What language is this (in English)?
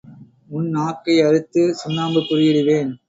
Tamil